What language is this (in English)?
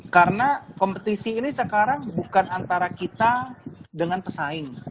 Indonesian